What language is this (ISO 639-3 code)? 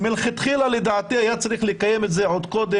heb